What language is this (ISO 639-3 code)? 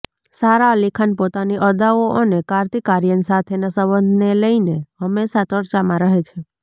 guj